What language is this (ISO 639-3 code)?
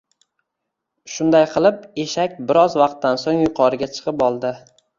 uzb